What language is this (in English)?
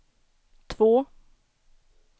Swedish